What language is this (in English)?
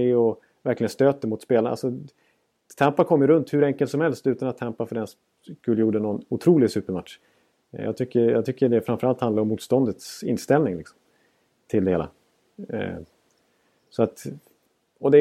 Swedish